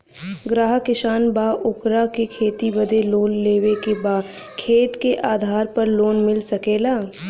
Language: Bhojpuri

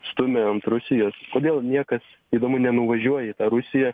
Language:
Lithuanian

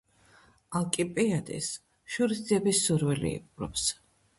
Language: Georgian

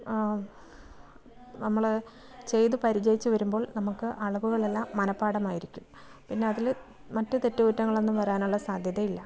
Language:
Malayalam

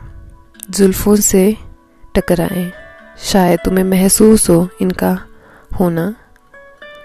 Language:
Hindi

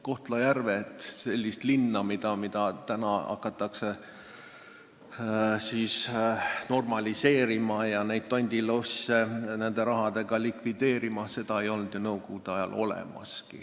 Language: Estonian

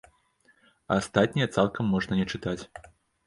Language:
Belarusian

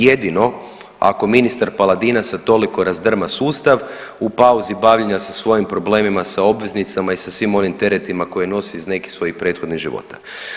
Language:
Croatian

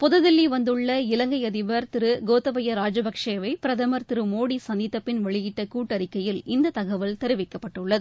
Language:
Tamil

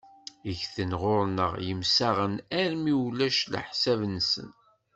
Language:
Kabyle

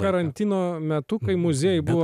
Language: Lithuanian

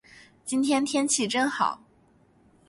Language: Chinese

